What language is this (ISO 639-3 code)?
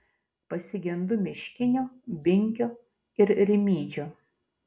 lit